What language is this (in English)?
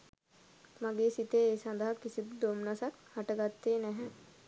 Sinhala